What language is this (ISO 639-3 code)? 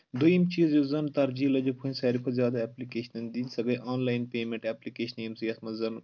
kas